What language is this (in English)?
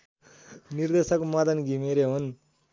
Nepali